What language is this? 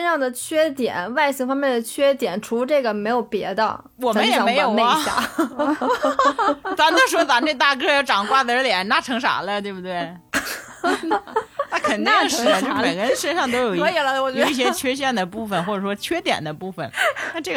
Chinese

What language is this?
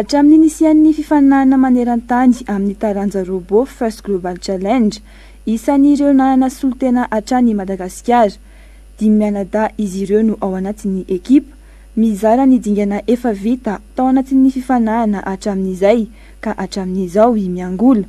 Romanian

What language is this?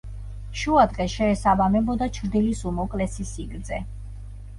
Georgian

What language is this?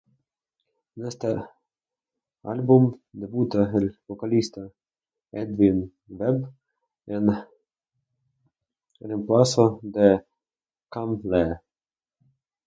Spanish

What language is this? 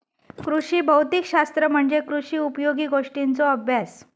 Marathi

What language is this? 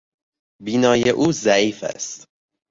Persian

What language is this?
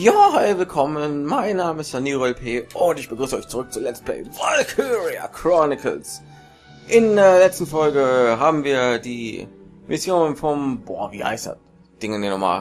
German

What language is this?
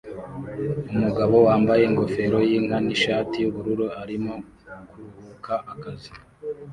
Kinyarwanda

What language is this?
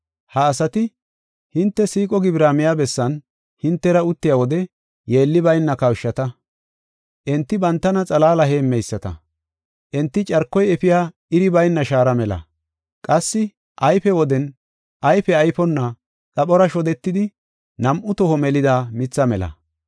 Gofa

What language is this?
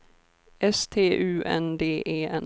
Swedish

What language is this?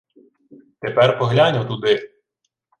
Ukrainian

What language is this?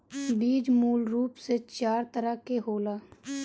Bhojpuri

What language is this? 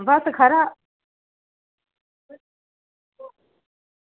Dogri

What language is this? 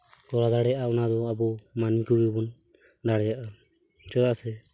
Santali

